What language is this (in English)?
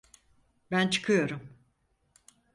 Turkish